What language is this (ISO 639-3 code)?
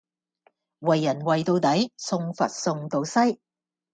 yue